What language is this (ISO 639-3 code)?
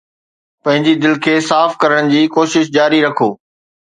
snd